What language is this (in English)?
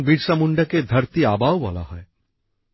Bangla